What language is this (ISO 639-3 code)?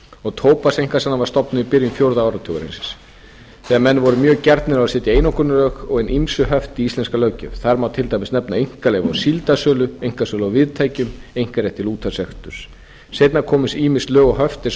isl